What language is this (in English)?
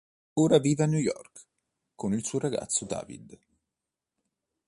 Italian